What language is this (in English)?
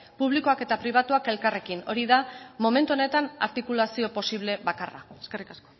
Basque